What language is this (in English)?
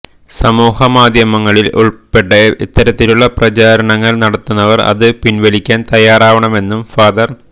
Malayalam